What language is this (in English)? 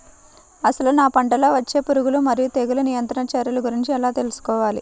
Telugu